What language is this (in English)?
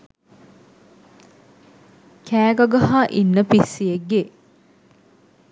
Sinhala